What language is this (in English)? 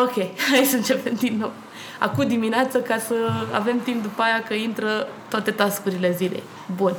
Romanian